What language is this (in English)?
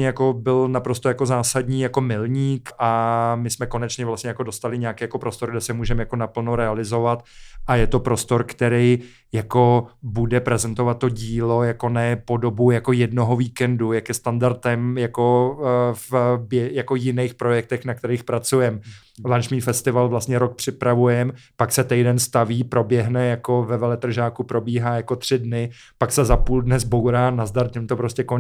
Czech